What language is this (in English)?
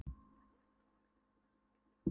Icelandic